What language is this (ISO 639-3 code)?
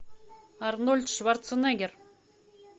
rus